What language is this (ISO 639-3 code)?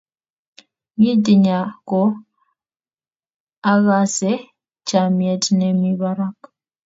kln